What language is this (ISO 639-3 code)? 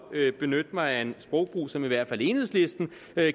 dan